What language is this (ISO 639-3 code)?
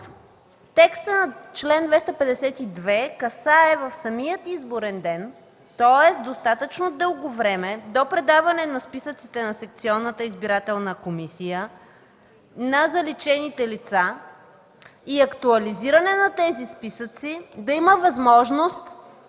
bul